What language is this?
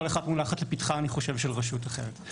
Hebrew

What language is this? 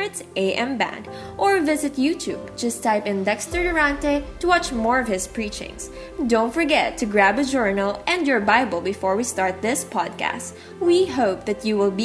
Filipino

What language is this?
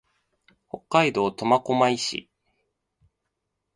Japanese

